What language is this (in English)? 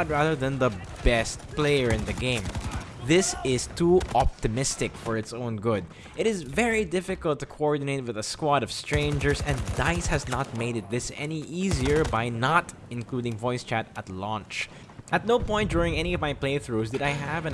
English